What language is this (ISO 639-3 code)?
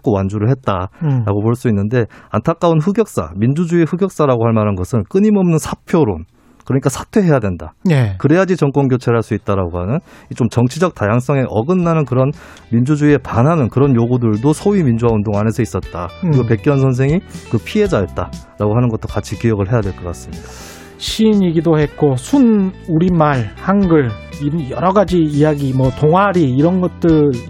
kor